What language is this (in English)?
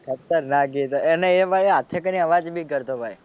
Gujarati